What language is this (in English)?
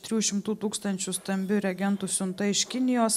Lithuanian